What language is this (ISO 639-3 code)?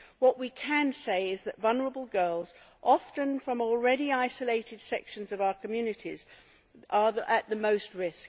eng